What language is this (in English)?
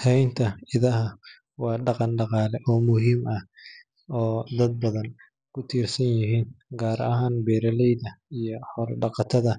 Somali